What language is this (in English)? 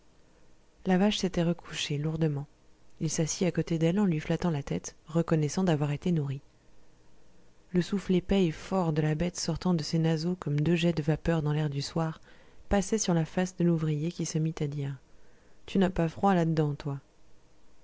French